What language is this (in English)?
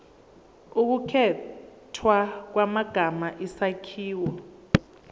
Zulu